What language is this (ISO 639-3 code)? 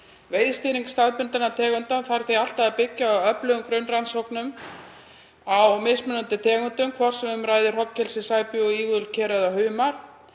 isl